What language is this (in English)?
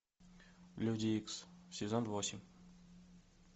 Russian